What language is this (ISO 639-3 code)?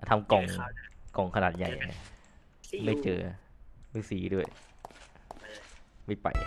tha